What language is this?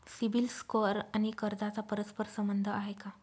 Marathi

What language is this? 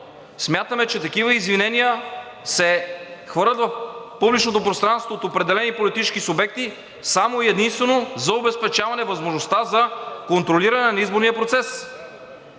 Bulgarian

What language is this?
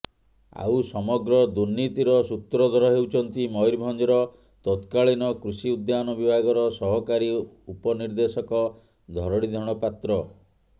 Odia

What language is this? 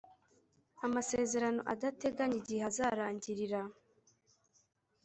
Kinyarwanda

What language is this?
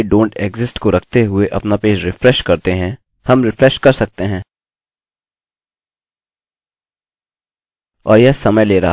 Hindi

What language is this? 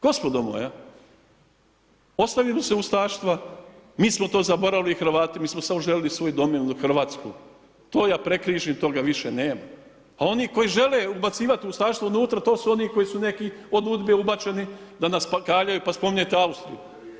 Croatian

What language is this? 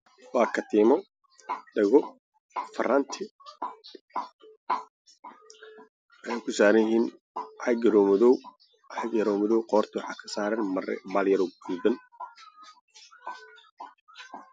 Somali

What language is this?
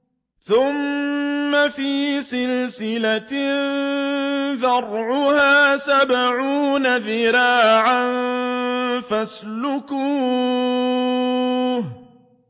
Arabic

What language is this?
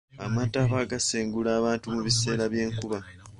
Ganda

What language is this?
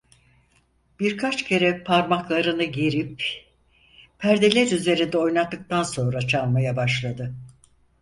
Turkish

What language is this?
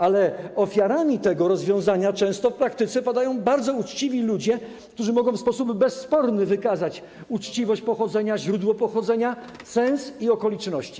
Polish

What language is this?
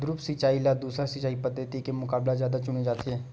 Chhattisgarhi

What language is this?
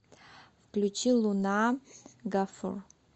Russian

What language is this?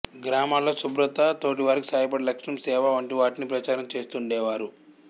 Telugu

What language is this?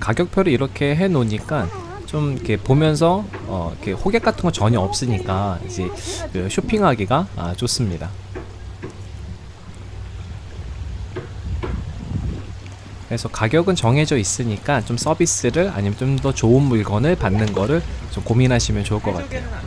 Korean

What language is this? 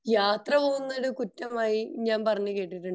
Malayalam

